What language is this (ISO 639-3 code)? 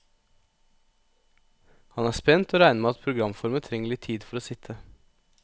nor